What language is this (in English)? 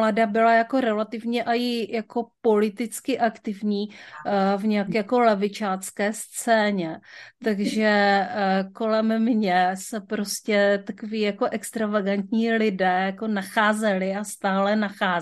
Czech